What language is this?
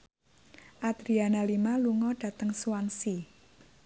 Javanese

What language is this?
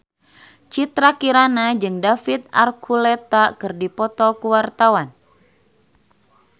Sundanese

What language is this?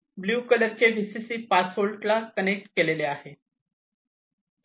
Marathi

